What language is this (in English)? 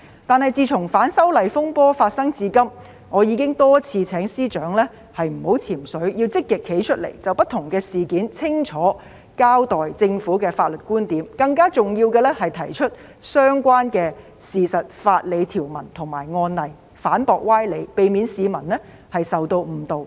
Cantonese